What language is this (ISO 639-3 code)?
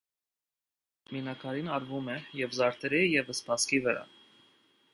hye